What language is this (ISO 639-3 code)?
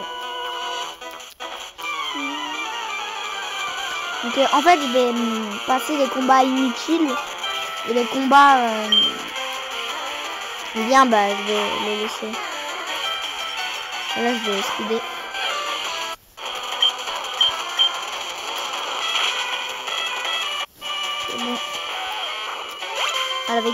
fra